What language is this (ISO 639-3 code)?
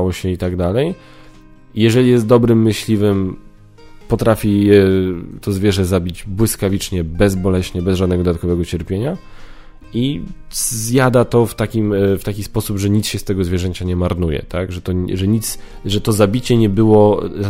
pol